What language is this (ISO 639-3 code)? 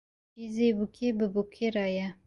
kur